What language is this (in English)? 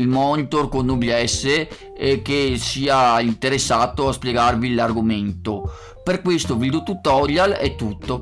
Italian